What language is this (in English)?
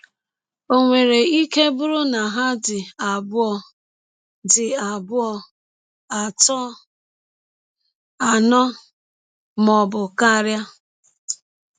Igbo